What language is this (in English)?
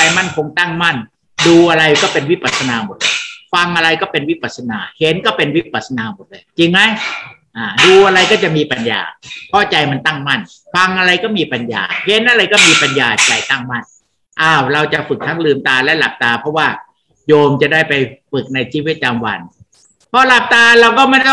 Thai